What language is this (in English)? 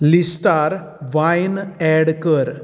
Konkani